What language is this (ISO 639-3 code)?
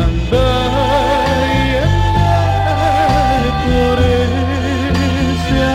ron